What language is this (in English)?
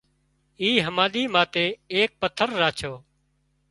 Wadiyara Koli